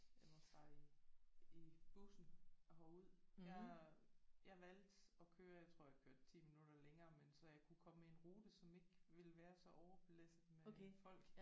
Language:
Danish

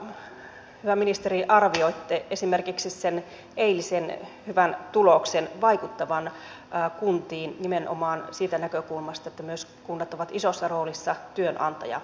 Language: Finnish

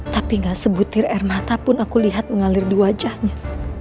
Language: Indonesian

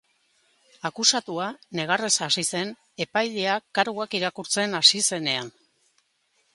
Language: Basque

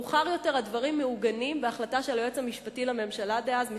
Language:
Hebrew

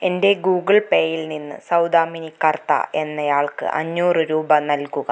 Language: Malayalam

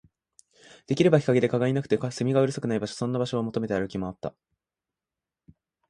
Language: Japanese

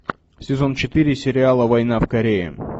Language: Russian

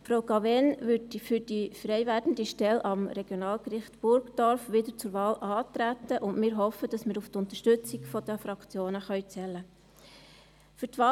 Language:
Swiss German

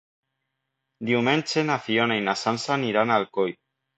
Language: Catalan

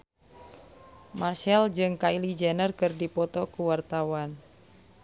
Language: Sundanese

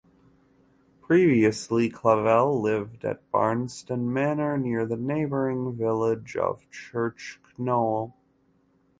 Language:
English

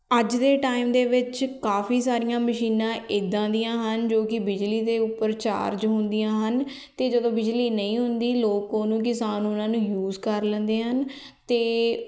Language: Punjabi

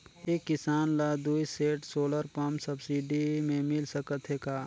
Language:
Chhattisgarhi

